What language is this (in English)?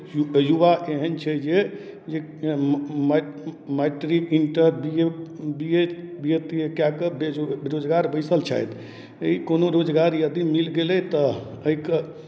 Maithili